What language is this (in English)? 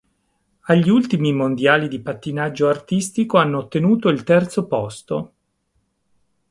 Italian